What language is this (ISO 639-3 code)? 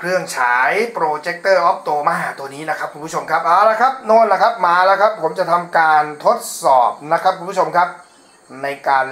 tha